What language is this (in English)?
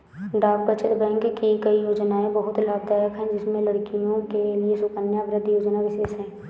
Hindi